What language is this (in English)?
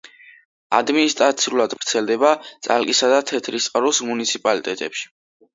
Georgian